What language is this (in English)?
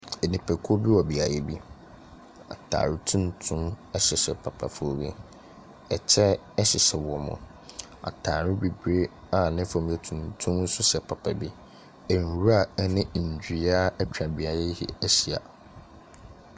Akan